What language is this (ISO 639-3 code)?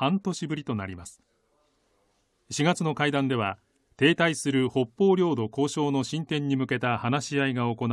jpn